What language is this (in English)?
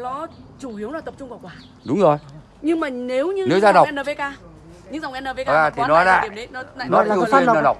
Vietnamese